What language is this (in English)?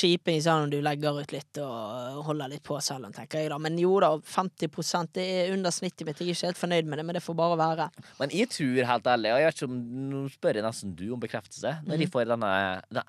Danish